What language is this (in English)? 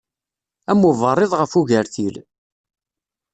Kabyle